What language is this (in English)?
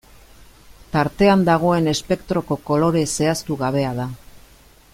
Basque